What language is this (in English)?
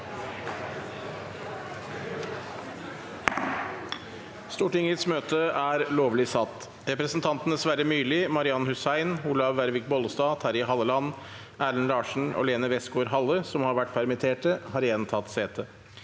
Norwegian